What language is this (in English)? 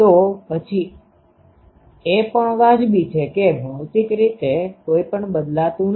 Gujarati